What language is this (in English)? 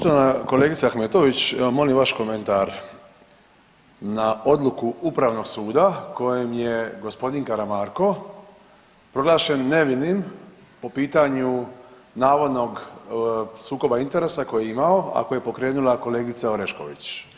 Croatian